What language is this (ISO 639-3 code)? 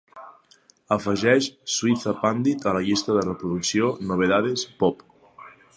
cat